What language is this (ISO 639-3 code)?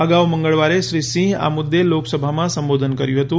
guj